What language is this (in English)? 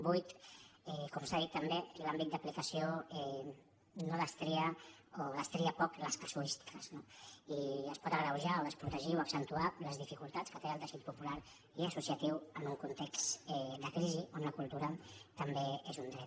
Catalan